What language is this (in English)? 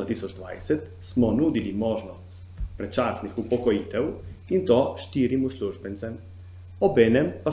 Italian